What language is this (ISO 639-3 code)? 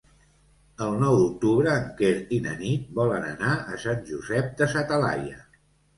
cat